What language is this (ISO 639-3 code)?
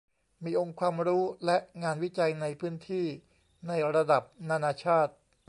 tha